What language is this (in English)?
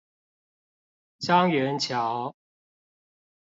Chinese